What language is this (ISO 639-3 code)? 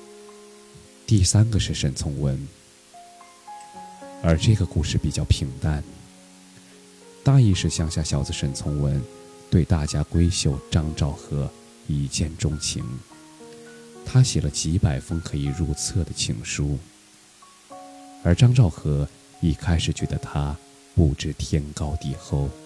zho